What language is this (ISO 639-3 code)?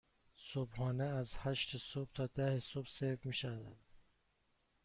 fas